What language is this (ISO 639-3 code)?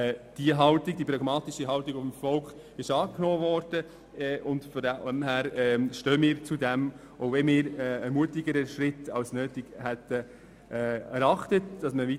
gsw